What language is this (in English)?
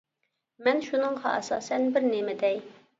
Uyghur